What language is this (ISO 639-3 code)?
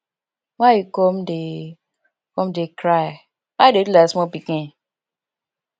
pcm